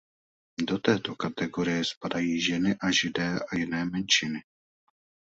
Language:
Czech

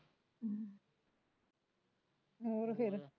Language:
Punjabi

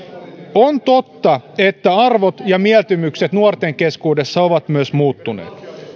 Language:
Finnish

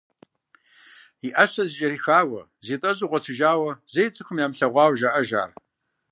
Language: Kabardian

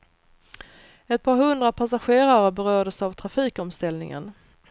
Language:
Swedish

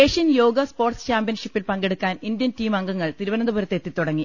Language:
Malayalam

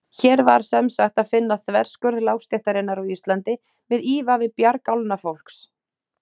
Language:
Icelandic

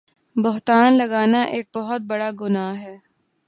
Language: Urdu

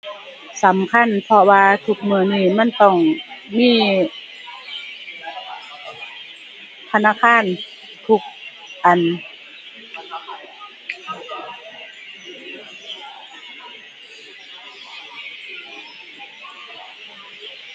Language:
Thai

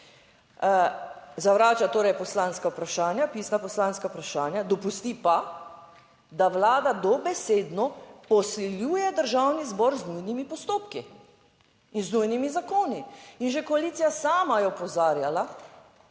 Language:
Slovenian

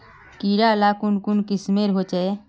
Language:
Magahi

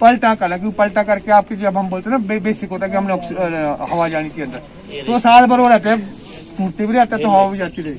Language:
Hindi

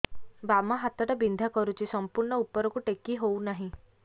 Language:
Odia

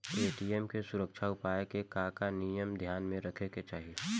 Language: Bhojpuri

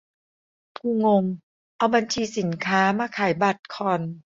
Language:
Thai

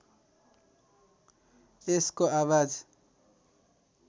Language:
Nepali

